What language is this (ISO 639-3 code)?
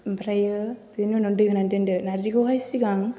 brx